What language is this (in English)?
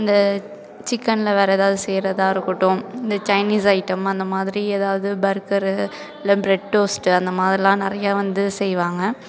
Tamil